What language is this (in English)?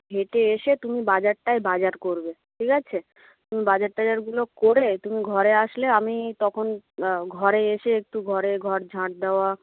Bangla